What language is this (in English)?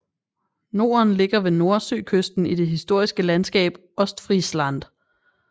Danish